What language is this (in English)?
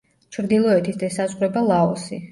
Georgian